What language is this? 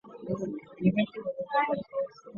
Chinese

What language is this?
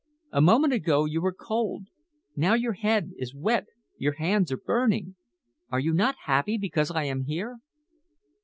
English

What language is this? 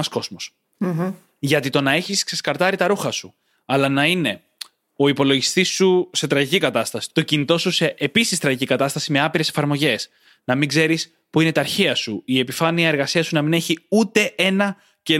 Greek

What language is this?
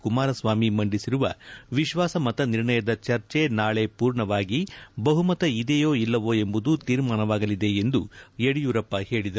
Kannada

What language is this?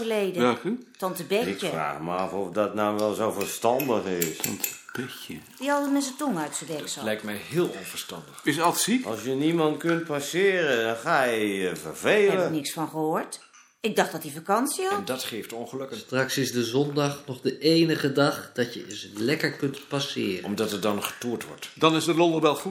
Dutch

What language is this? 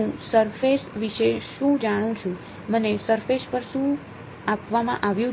Gujarati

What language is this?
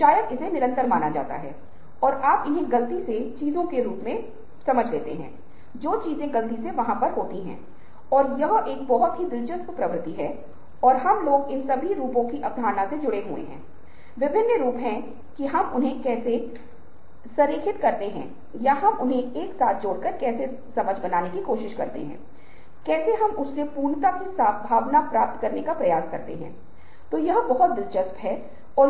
Hindi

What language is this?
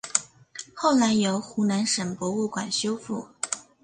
Chinese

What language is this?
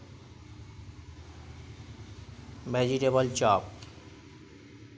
Bangla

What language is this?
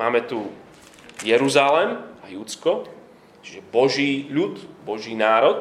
Slovak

